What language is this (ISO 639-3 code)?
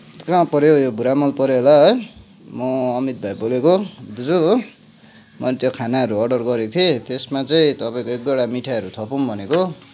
nep